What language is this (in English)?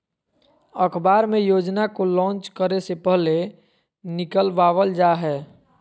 Magahi